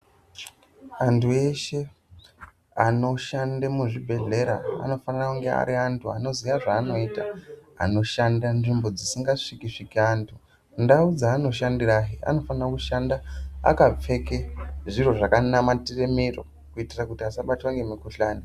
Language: Ndau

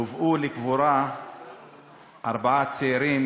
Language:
Hebrew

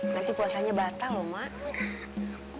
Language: Indonesian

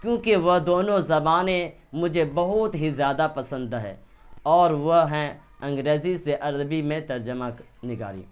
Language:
Urdu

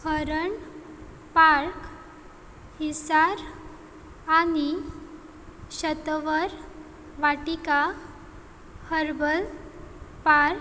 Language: Konkani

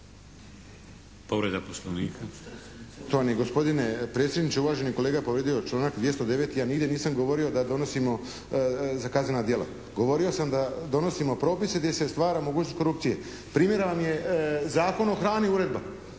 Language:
Croatian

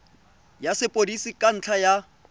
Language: Tswana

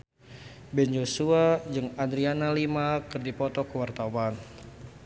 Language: Sundanese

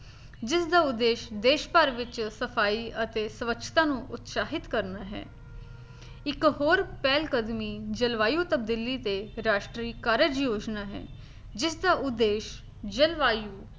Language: Punjabi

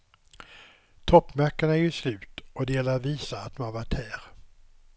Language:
Swedish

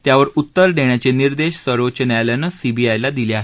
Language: Marathi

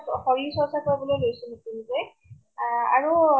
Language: Assamese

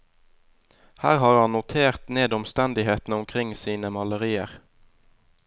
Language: Norwegian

